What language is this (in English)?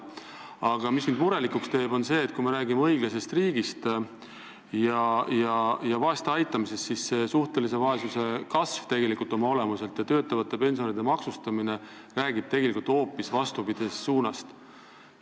Estonian